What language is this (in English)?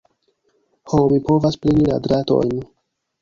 Esperanto